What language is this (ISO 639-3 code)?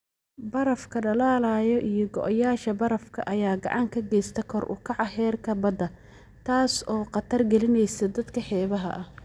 som